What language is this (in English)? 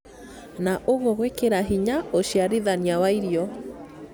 Kikuyu